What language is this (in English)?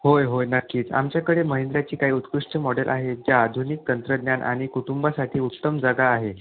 Marathi